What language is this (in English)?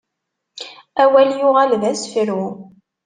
Kabyle